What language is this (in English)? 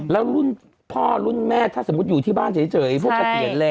Thai